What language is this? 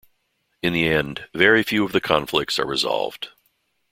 English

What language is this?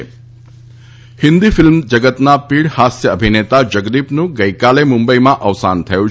Gujarati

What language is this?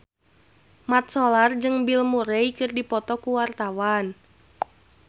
Sundanese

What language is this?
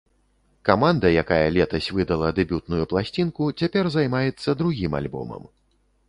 Belarusian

